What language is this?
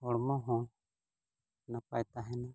Santali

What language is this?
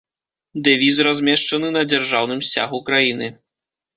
Belarusian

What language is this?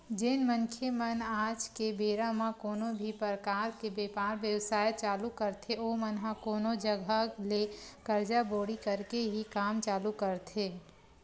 Chhattisgarhi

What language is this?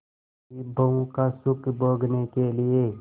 Hindi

